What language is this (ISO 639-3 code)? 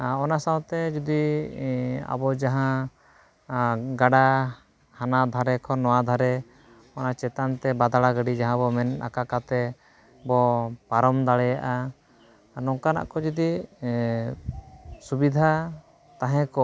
sat